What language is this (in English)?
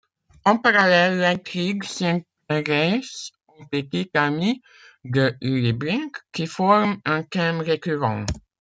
French